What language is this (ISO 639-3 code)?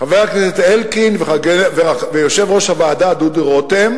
heb